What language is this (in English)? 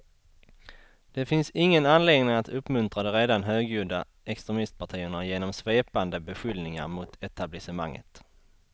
Swedish